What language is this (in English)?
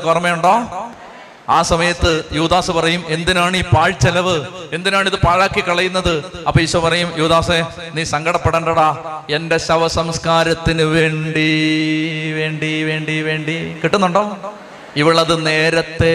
Malayalam